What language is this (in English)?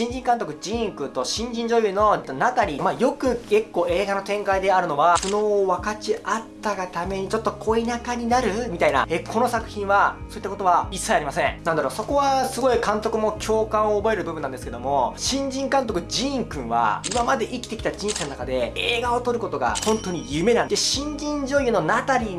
Japanese